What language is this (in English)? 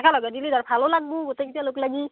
Assamese